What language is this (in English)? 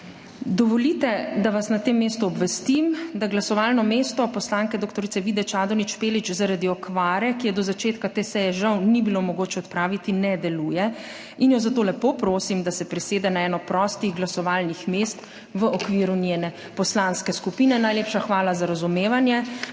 Slovenian